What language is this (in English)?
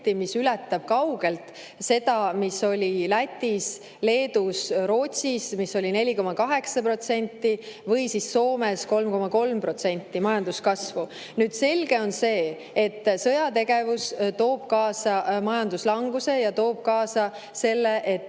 Estonian